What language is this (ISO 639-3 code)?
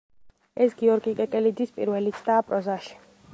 kat